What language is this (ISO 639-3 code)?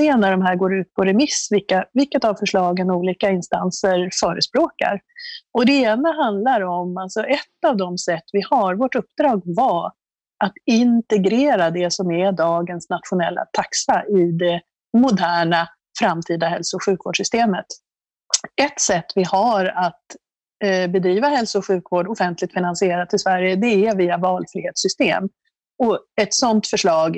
swe